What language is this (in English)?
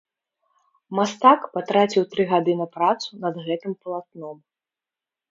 Belarusian